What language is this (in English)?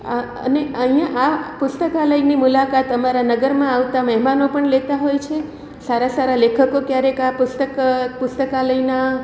Gujarati